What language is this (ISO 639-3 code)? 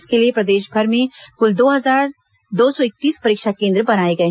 hin